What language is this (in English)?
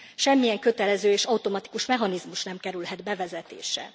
Hungarian